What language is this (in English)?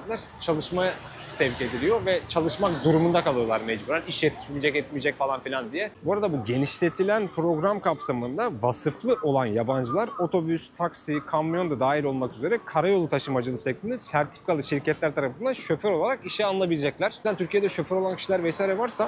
Turkish